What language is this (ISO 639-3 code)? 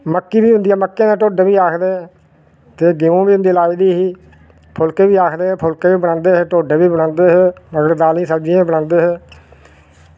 doi